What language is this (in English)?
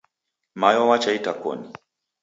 Taita